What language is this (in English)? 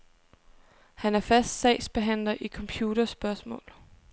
Danish